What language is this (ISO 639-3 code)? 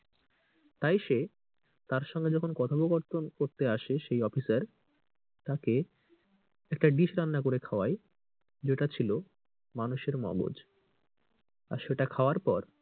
ben